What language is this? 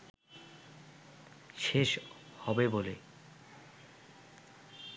Bangla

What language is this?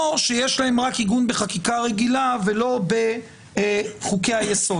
Hebrew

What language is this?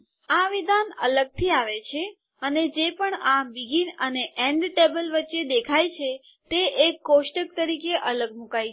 Gujarati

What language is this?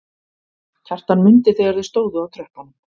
Icelandic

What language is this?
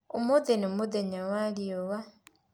Kikuyu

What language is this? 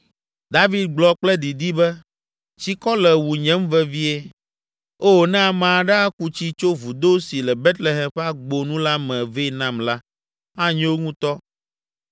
Ewe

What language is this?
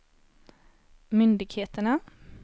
Swedish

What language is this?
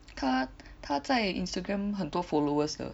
English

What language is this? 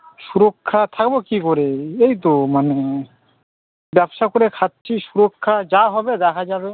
Bangla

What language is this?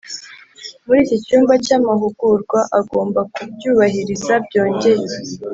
Kinyarwanda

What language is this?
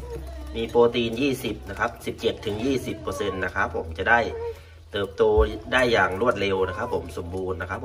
Thai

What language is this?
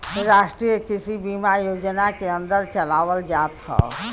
Bhojpuri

